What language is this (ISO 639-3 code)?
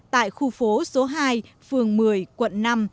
vie